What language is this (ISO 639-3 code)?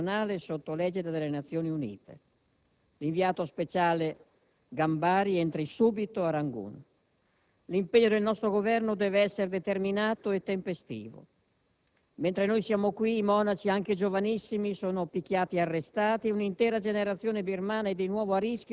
ita